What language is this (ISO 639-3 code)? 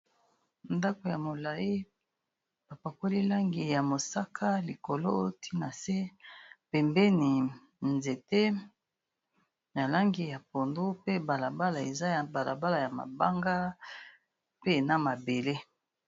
lin